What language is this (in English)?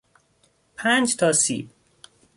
Persian